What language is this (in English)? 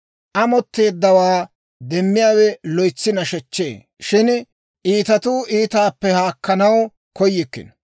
Dawro